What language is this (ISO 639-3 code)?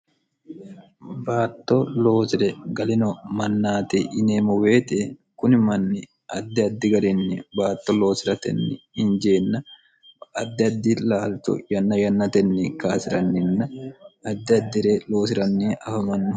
sid